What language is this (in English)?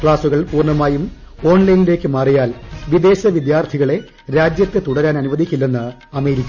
Malayalam